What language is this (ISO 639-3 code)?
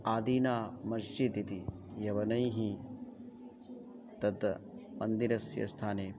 san